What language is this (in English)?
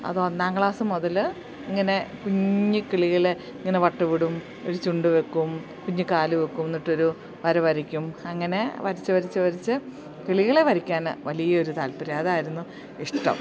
Malayalam